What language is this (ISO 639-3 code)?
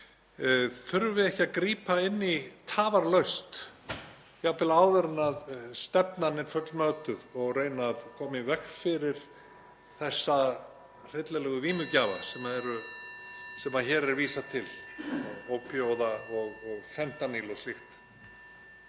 isl